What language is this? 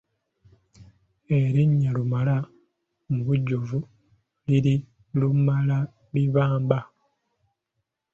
Ganda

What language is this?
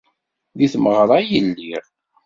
Kabyle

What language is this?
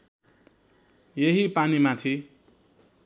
Nepali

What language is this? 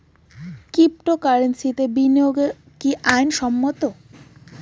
Bangla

